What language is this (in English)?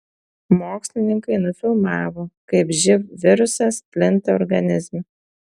Lithuanian